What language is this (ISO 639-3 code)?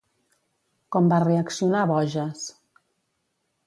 cat